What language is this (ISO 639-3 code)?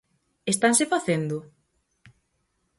glg